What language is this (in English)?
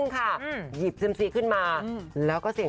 Thai